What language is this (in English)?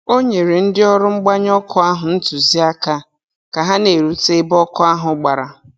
Igbo